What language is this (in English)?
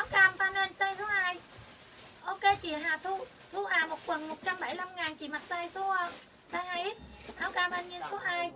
Vietnamese